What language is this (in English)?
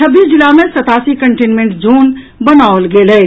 Maithili